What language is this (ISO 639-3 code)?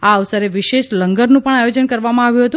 guj